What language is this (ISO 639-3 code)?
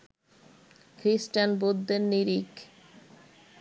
ben